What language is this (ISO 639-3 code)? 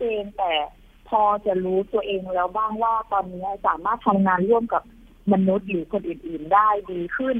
tha